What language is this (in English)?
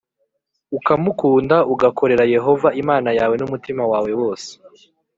Kinyarwanda